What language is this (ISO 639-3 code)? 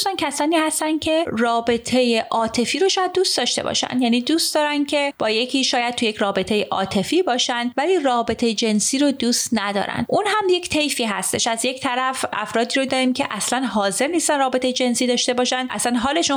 fas